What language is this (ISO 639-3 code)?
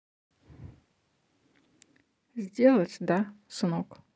rus